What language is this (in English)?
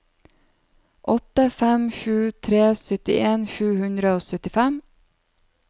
Norwegian